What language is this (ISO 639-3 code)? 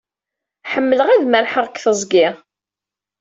kab